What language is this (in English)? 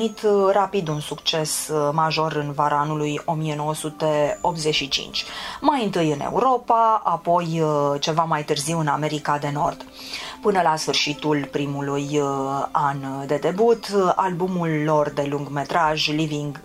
Romanian